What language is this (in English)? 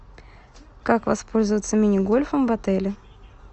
Russian